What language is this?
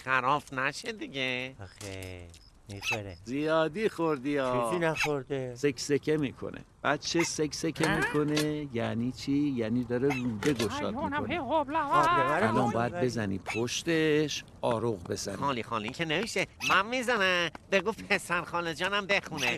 Persian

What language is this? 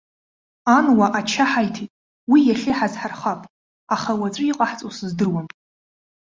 Abkhazian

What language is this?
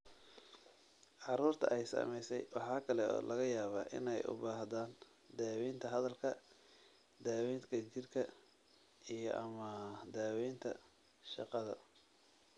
Somali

